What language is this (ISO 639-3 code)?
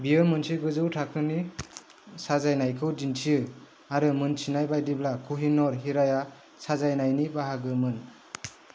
brx